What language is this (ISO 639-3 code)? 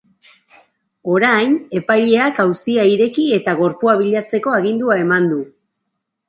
eus